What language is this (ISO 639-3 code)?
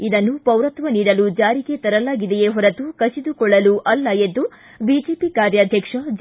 kan